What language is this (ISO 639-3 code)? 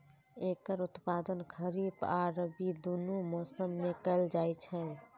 mai